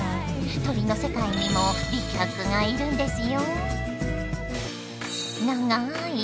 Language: Japanese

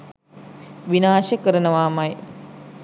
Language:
Sinhala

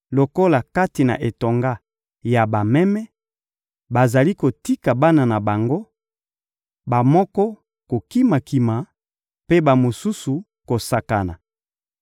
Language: Lingala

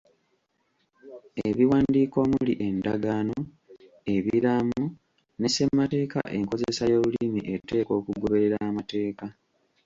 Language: Ganda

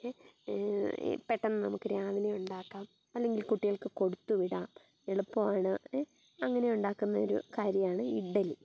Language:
Malayalam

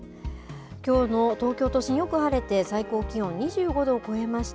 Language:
Japanese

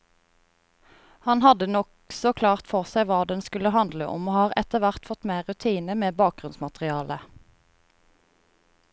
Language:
Norwegian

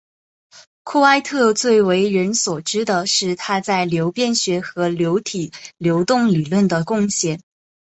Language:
Chinese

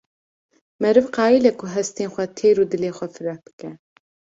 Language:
Kurdish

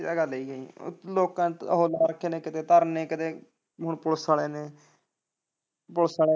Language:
Punjabi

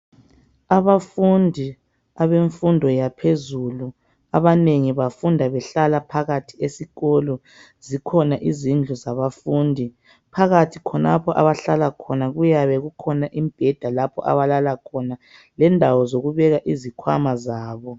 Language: North Ndebele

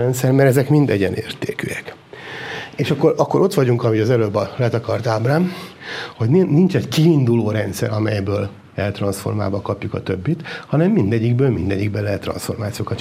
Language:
Hungarian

